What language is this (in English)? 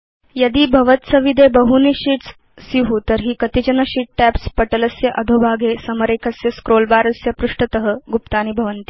Sanskrit